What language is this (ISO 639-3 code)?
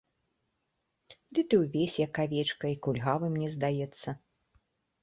bel